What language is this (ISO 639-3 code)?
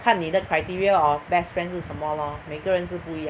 eng